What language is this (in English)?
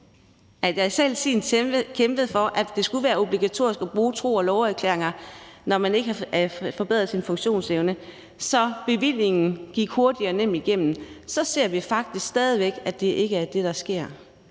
Danish